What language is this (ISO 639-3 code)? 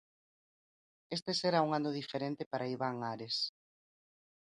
glg